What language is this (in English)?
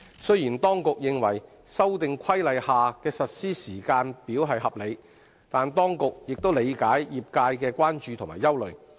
Cantonese